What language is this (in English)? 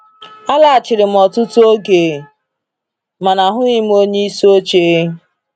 Igbo